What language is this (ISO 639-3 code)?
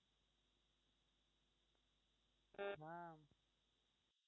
ben